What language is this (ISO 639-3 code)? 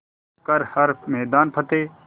hin